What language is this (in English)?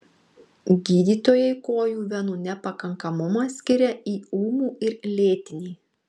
Lithuanian